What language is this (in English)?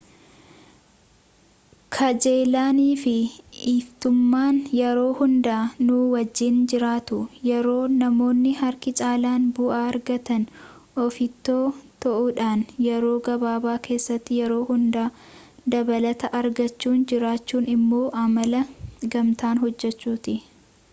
Oromo